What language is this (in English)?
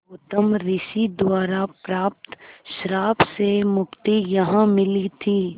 Hindi